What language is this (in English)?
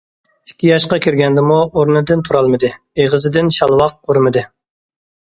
Uyghur